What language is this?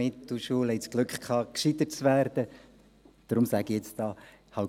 Swiss German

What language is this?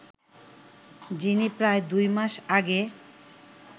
Bangla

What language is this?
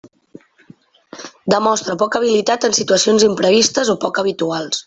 Catalan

